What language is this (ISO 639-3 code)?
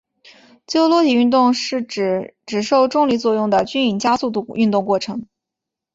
zho